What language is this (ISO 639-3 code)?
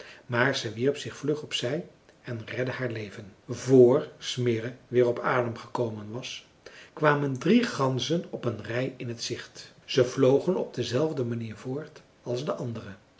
nld